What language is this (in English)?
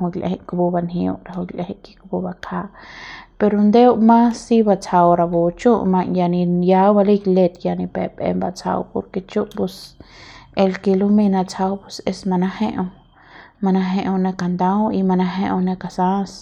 Central Pame